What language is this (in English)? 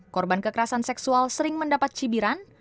Indonesian